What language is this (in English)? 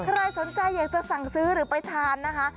Thai